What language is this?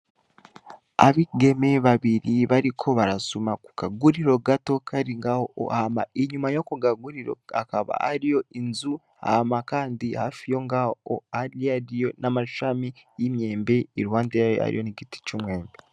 Rundi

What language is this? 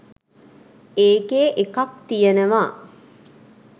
Sinhala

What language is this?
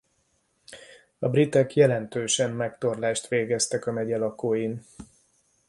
Hungarian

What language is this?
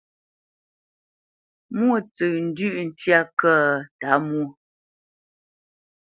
Bamenyam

